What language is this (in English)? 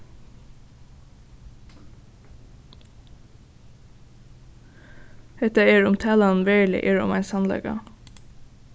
Faroese